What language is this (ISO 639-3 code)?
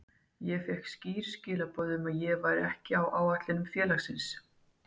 isl